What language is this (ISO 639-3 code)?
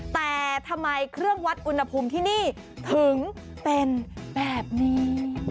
tha